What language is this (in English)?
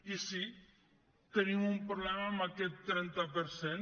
Catalan